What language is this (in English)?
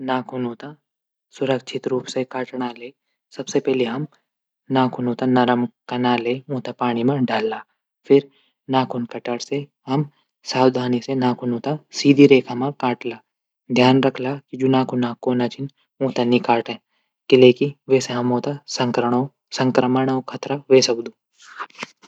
Garhwali